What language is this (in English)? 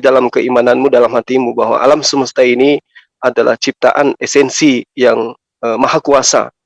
Indonesian